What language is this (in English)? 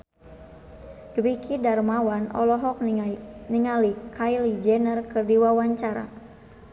Sundanese